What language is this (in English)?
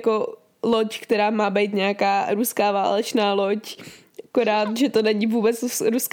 Czech